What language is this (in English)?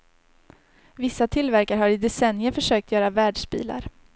Swedish